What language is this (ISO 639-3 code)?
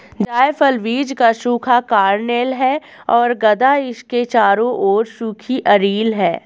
hin